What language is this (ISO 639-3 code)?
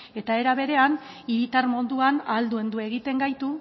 eus